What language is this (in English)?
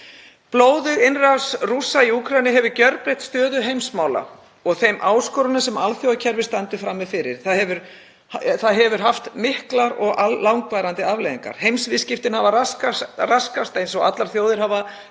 Icelandic